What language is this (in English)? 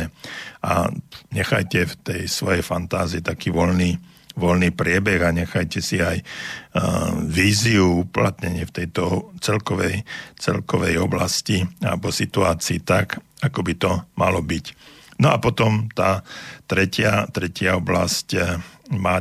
Slovak